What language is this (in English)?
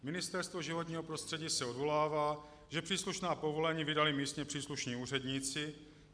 Czech